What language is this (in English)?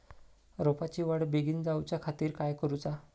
Marathi